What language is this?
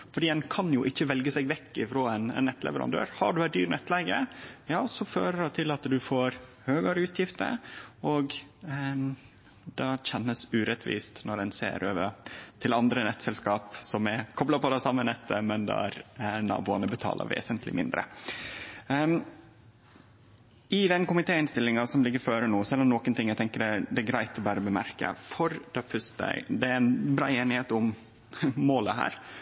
Norwegian Nynorsk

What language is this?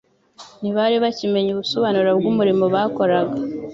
Kinyarwanda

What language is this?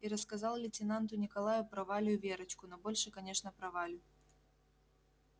Russian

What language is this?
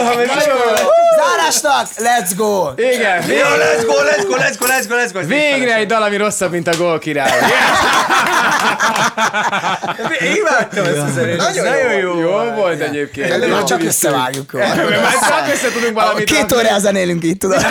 Hungarian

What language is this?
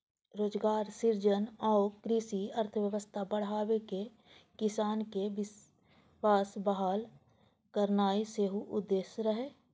Maithili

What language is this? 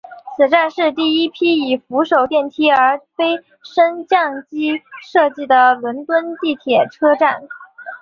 Chinese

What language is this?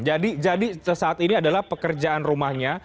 Indonesian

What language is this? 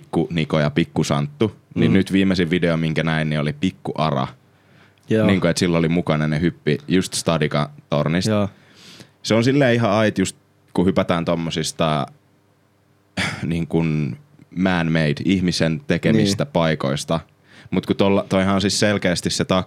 Finnish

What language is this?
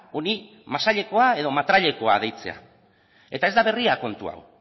Basque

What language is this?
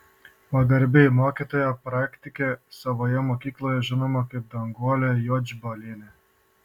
Lithuanian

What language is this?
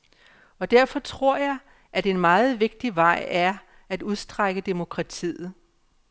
Danish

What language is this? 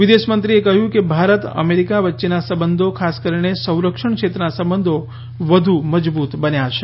Gujarati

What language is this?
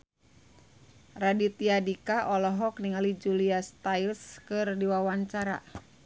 Sundanese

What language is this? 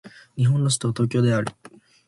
Japanese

